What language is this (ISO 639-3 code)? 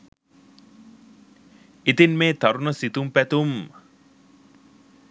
sin